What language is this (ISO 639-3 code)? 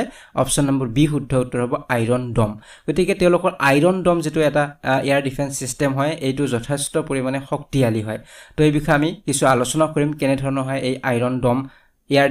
ben